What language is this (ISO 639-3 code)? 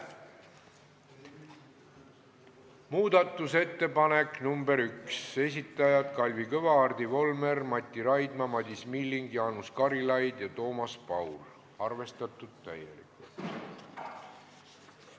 est